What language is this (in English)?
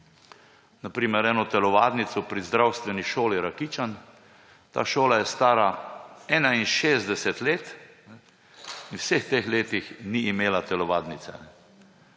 Slovenian